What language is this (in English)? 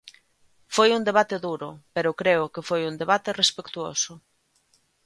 Galician